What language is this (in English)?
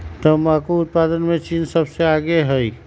Magahi